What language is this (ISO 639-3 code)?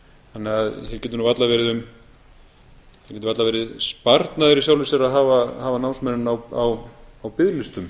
isl